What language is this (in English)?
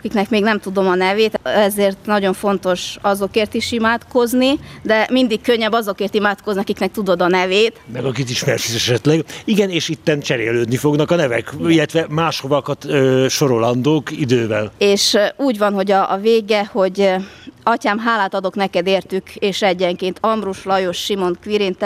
Hungarian